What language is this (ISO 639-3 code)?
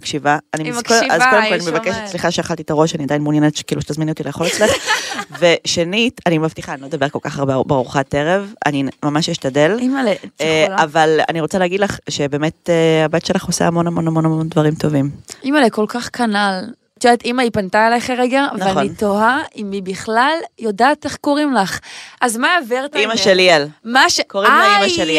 heb